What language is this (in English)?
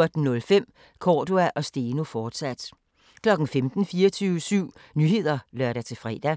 Danish